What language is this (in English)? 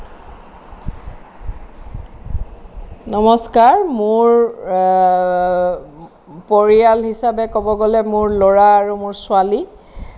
Assamese